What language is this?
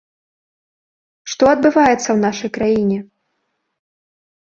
Belarusian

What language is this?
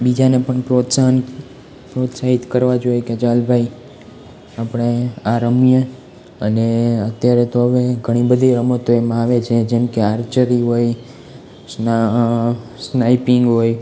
Gujarati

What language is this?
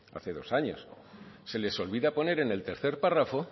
Spanish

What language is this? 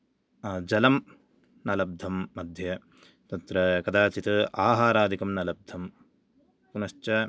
Sanskrit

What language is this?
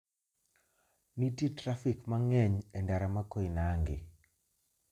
Luo (Kenya and Tanzania)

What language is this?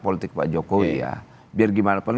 Indonesian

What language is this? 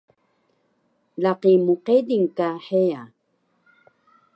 Taroko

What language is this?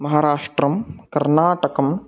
Sanskrit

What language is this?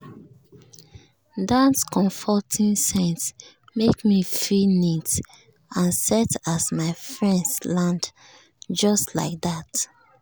Nigerian Pidgin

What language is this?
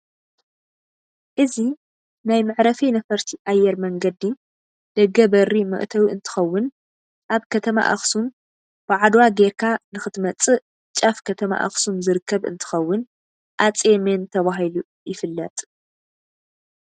Tigrinya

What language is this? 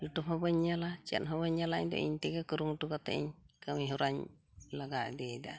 Santali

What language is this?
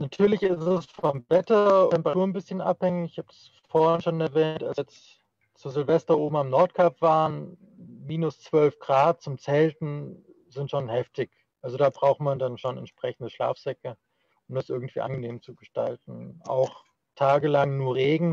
German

